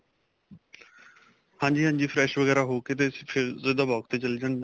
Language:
Punjabi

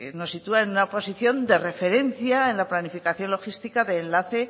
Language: Spanish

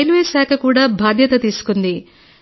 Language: Telugu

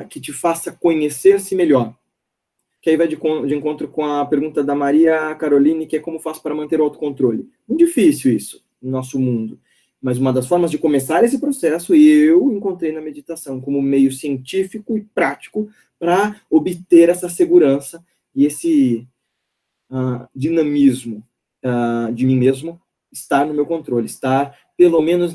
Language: Portuguese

